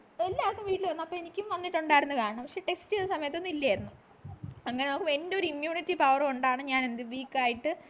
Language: Malayalam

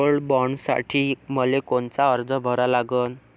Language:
Marathi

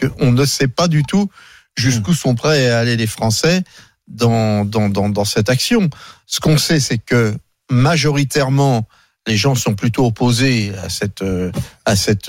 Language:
French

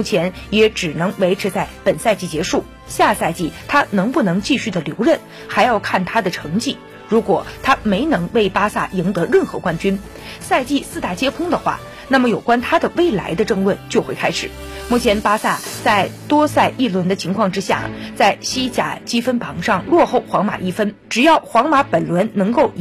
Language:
Chinese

